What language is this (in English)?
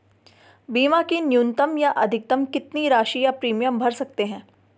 Hindi